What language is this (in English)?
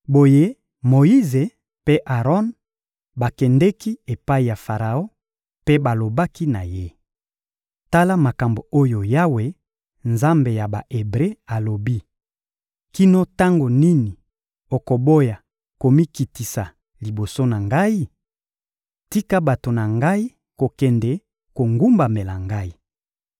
Lingala